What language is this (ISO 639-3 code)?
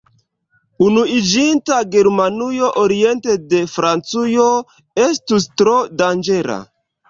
epo